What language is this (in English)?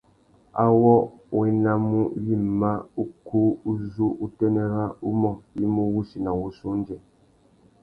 Tuki